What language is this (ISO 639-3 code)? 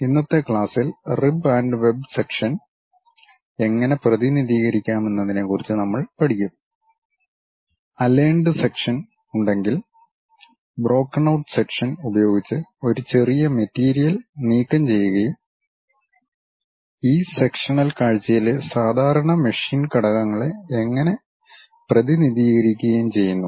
mal